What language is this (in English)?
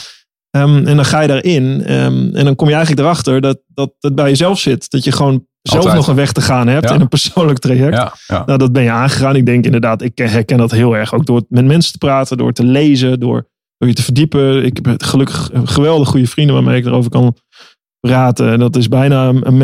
Dutch